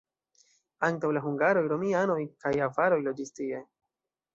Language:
Esperanto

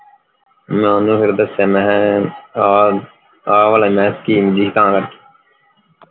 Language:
Punjabi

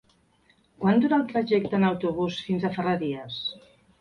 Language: Catalan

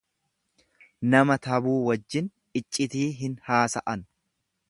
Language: Oromo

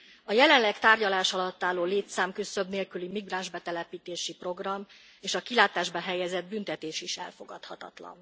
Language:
Hungarian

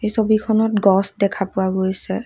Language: Assamese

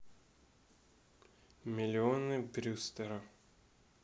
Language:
Russian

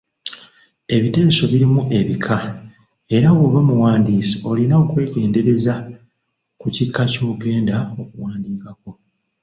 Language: Ganda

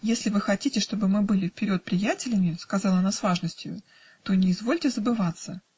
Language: Russian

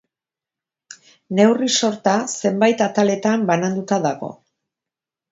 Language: Basque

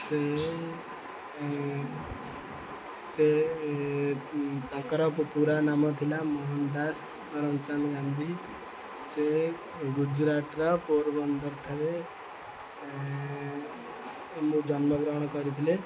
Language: Odia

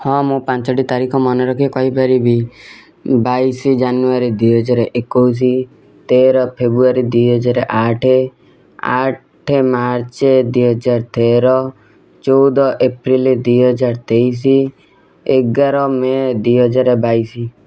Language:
Odia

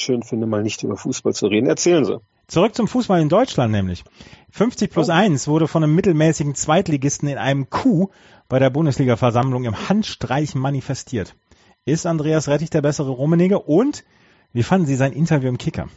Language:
German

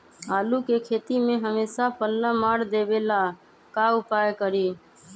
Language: Magahi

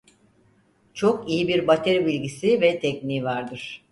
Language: Turkish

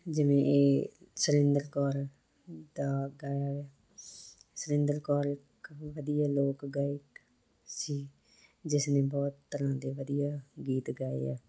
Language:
Punjabi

